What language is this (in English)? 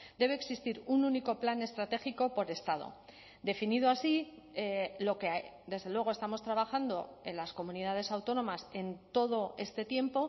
Spanish